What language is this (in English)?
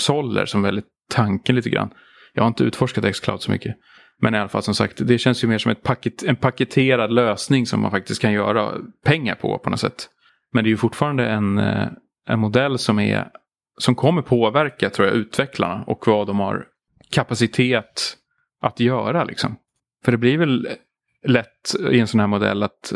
Swedish